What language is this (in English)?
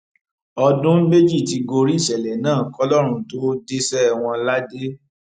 Yoruba